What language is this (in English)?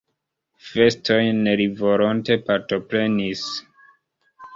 Esperanto